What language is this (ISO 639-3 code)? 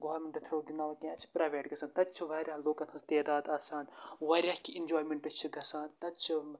kas